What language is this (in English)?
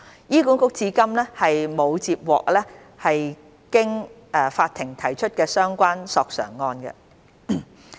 Cantonese